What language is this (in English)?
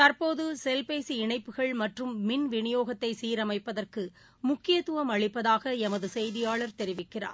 Tamil